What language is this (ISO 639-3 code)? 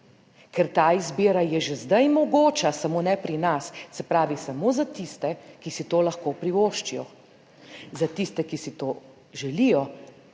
slv